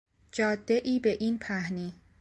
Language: Persian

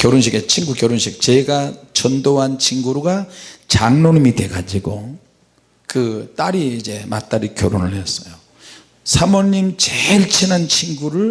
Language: Korean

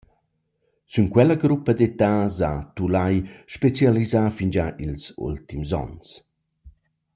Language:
Romansh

